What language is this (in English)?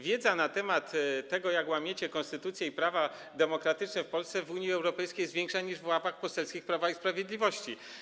Polish